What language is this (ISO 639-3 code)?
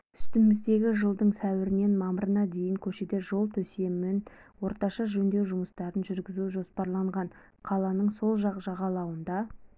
kaz